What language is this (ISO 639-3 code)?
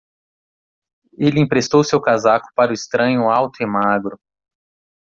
por